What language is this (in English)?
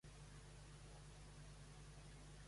Catalan